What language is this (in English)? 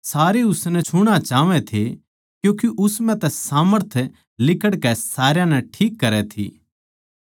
Haryanvi